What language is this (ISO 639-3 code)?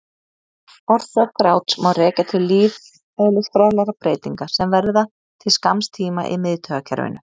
isl